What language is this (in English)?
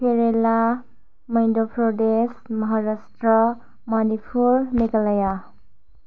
Bodo